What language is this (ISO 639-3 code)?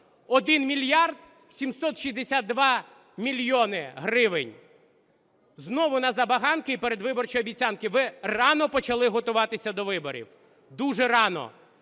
ukr